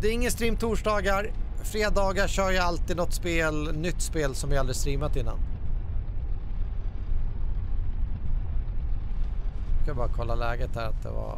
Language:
Swedish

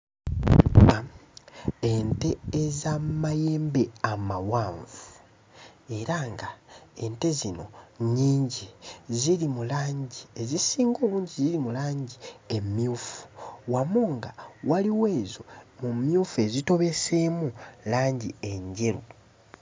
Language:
Ganda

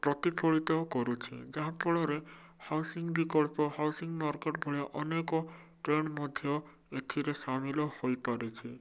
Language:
Odia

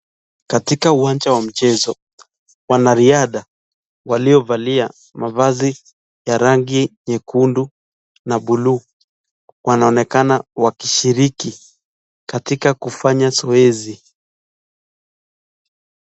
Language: Swahili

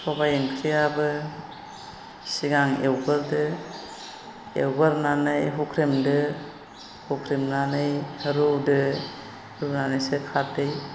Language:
Bodo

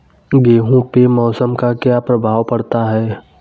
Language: Hindi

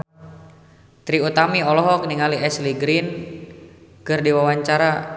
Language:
Sundanese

